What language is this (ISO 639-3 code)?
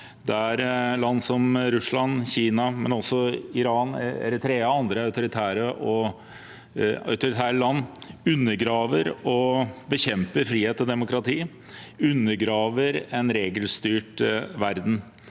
nor